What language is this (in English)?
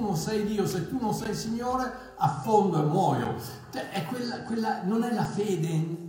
Italian